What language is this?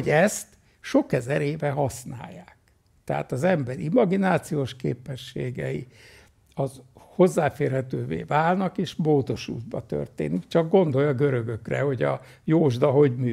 Hungarian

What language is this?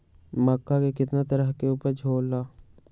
Magahi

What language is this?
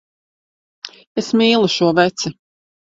Latvian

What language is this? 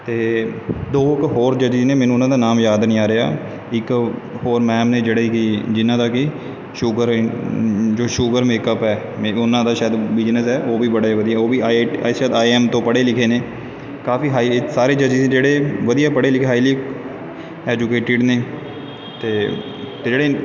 Punjabi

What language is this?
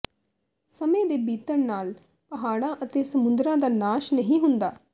Punjabi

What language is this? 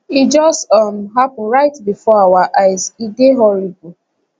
Nigerian Pidgin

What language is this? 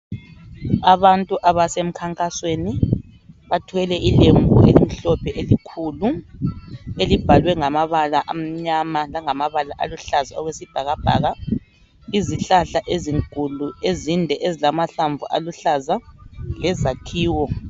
North Ndebele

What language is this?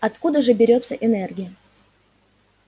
Russian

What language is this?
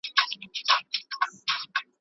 Pashto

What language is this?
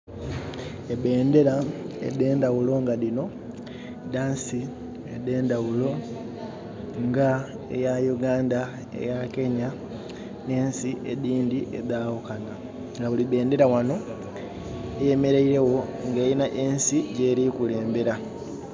Soga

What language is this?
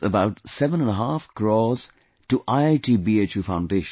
English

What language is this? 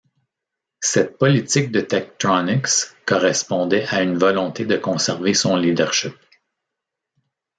French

